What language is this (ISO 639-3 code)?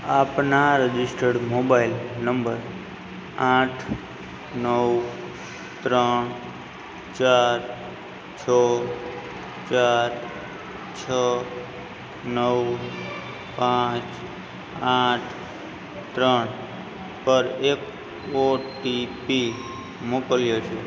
guj